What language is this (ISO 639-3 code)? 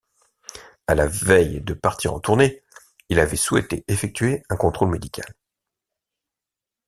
fra